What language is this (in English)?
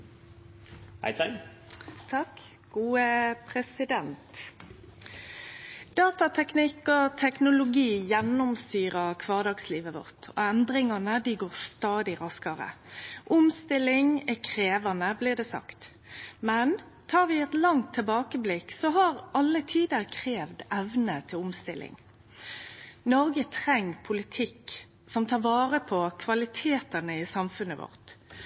Norwegian